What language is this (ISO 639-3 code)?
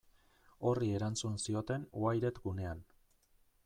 eus